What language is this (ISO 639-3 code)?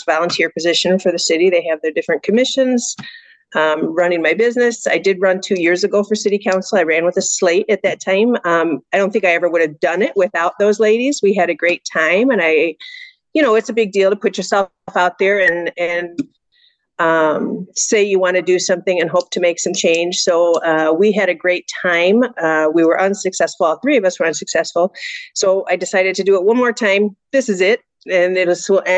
eng